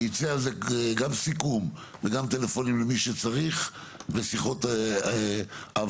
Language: Hebrew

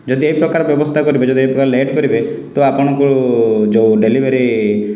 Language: Odia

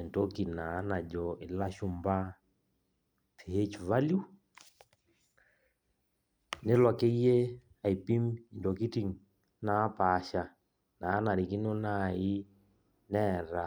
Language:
Masai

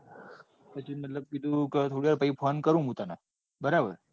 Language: Gujarati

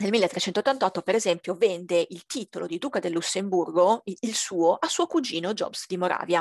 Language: Italian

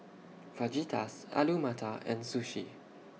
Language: English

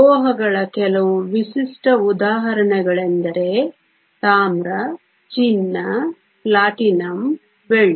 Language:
Kannada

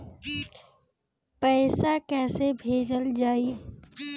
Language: Bhojpuri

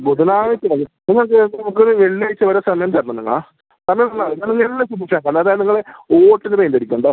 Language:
Malayalam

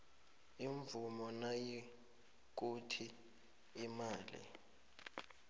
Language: South Ndebele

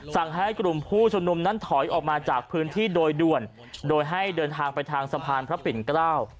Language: Thai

